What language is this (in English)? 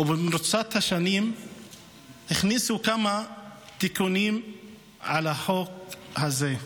Hebrew